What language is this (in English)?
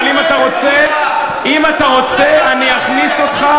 Hebrew